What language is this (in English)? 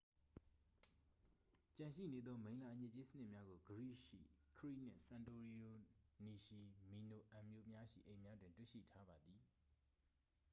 Burmese